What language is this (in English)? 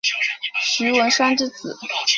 Chinese